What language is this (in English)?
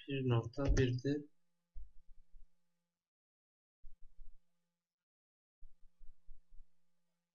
Turkish